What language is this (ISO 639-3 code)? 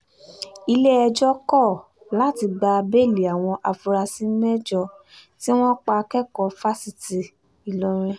yor